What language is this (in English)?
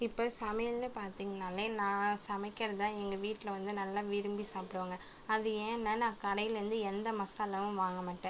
Tamil